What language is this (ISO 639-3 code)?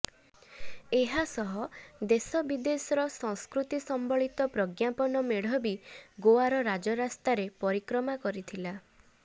ori